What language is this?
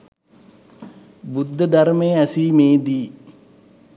Sinhala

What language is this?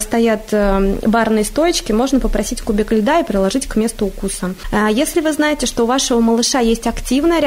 Russian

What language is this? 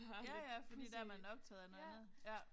Danish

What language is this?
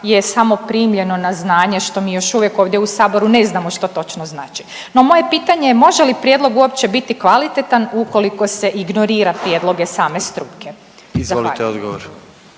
Croatian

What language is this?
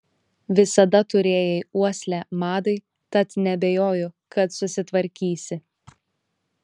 Lithuanian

